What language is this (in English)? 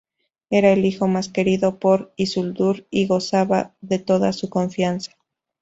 Spanish